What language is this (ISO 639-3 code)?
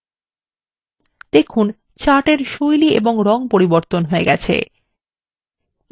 ben